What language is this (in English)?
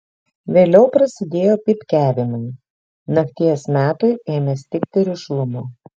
Lithuanian